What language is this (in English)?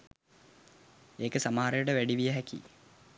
Sinhala